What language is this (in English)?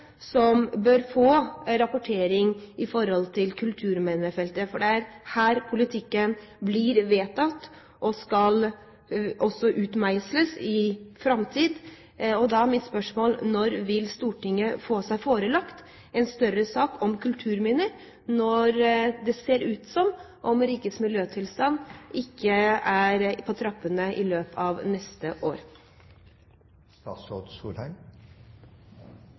Norwegian Bokmål